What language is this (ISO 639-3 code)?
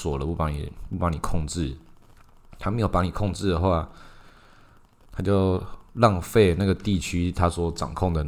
zho